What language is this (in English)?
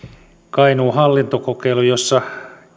Finnish